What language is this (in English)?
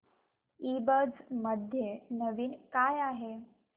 Marathi